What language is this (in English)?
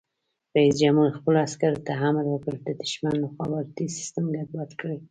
Pashto